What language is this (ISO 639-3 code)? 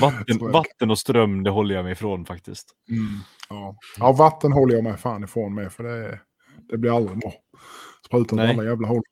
swe